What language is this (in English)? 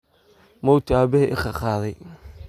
Somali